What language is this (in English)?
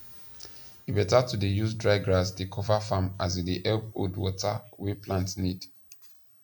Nigerian Pidgin